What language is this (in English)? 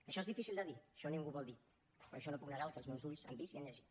Catalan